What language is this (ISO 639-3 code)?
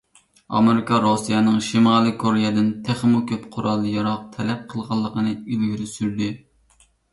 uig